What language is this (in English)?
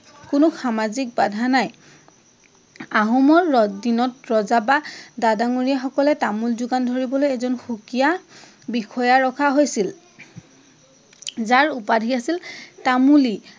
Assamese